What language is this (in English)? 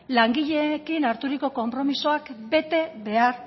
Basque